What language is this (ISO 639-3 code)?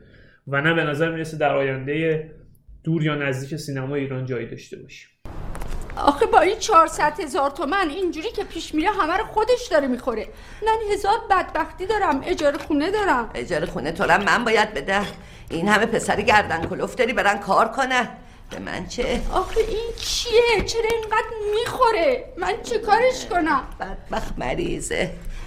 fas